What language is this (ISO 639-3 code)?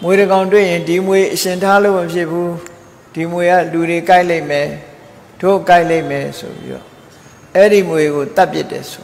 tha